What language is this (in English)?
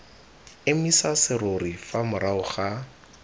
Tswana